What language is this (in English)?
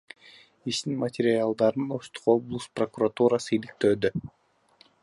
Kyrgyz